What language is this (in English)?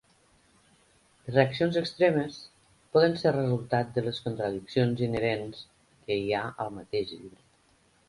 Catalan